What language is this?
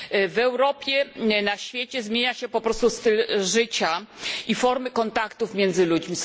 Polish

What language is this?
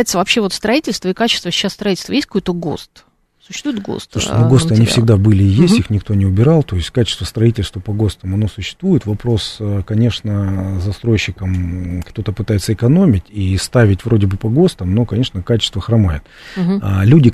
Russian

